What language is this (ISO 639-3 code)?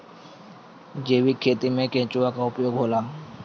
bho